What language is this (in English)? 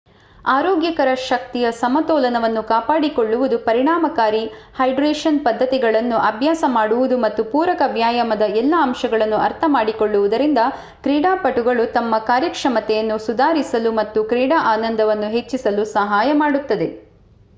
Kannada